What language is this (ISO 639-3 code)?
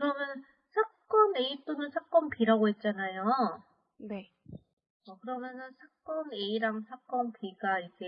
kor